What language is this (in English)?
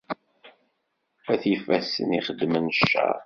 Kabyle